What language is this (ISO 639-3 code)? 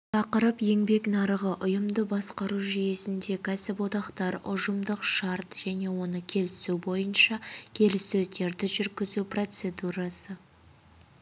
kaz